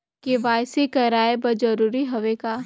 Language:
Chhattisgarhi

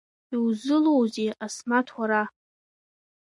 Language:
Abkhazian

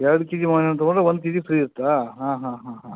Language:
Kannada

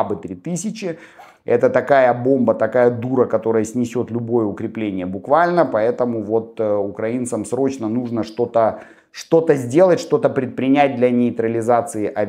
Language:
Russian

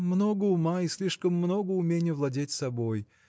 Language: Russian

